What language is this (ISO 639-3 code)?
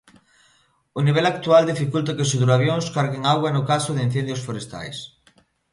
glg